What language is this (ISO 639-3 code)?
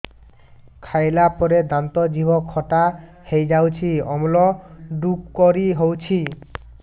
ori